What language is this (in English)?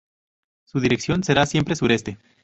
Spanish